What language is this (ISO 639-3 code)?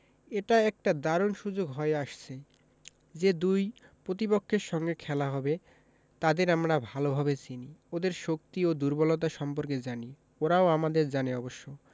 ben